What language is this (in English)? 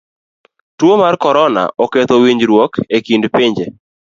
Luo (Kenya and Tanzania)